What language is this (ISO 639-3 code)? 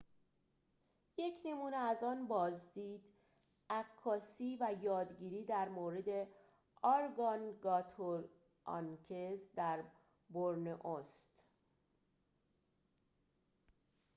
fas